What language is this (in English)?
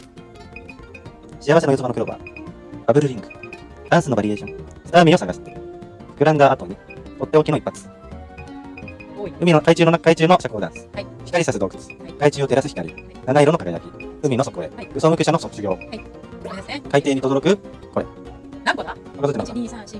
Japanese